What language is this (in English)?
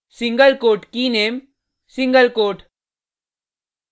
Hindi